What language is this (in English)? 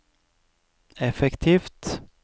Norwegian